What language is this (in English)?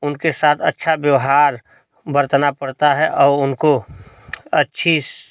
Hindi